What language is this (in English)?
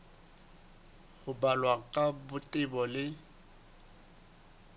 Southern Sotho